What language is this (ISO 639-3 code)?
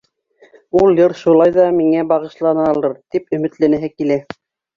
bak